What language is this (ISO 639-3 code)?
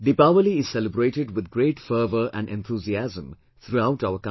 eng